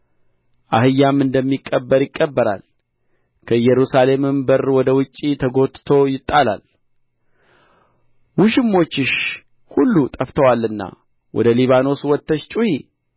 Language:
Amharic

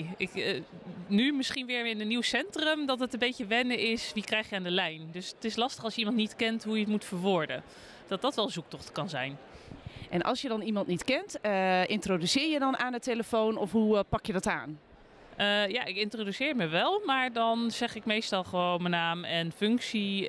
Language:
Dutch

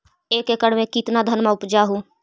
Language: Magahi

